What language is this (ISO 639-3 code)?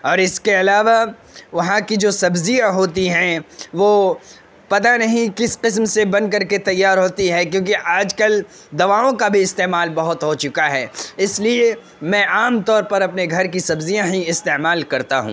urd